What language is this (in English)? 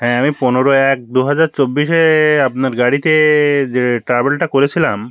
Bangla